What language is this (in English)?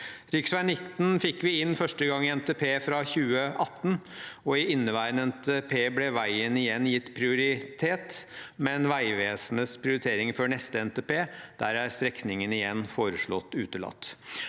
Norwegian